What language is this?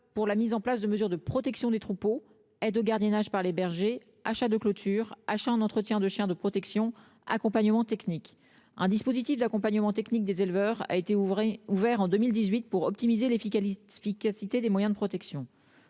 French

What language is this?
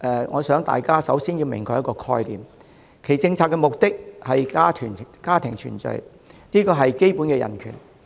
Cantonese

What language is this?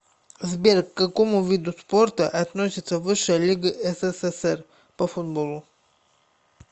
Russian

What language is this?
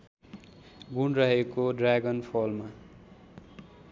Nepali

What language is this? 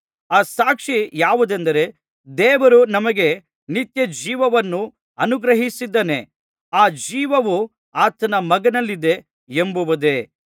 Kannada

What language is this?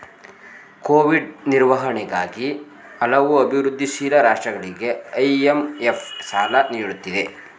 Kannada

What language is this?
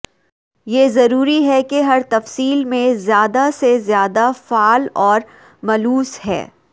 Urdu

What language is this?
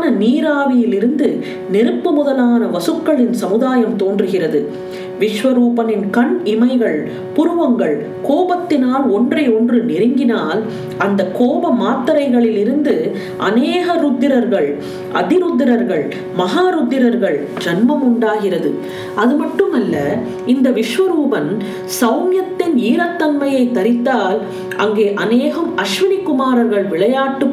Tamil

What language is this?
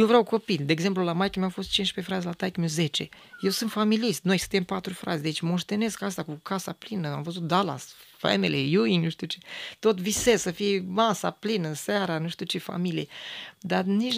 Romanian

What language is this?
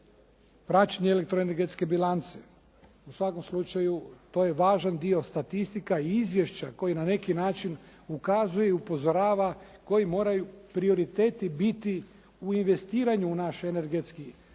Croatian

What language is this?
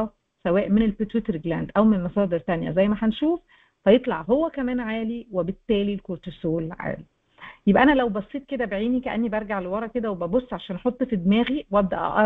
Arabic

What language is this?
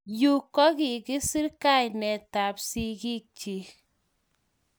Kalenjin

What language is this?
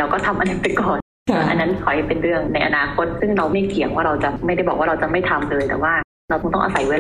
Thai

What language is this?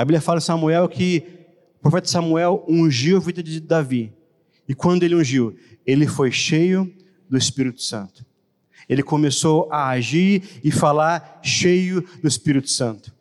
Portuguese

